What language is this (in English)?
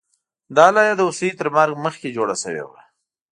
Pashto